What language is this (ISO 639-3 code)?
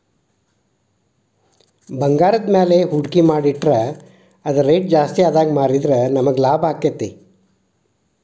kan